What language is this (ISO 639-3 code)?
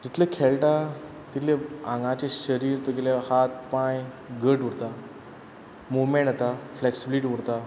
kok